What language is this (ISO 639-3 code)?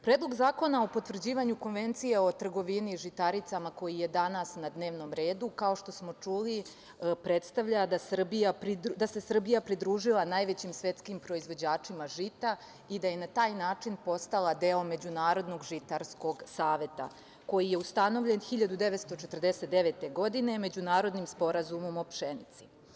srp